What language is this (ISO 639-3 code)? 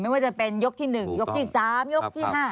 tha